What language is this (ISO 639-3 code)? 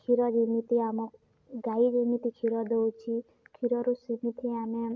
ori